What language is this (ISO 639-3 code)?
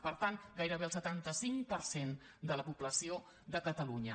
cat